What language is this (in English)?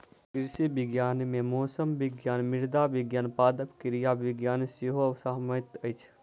Maithili